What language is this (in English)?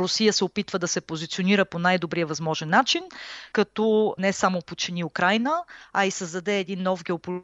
Bulgarian